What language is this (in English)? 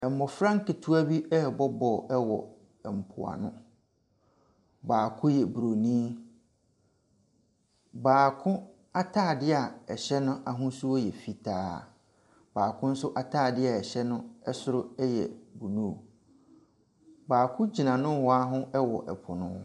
Akan